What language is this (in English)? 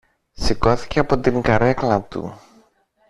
Greek